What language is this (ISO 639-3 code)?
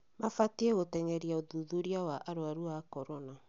kik